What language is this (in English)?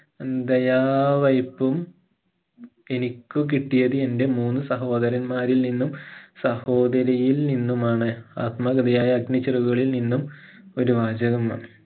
Malayalam